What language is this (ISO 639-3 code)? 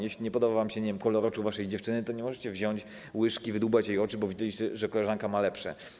pol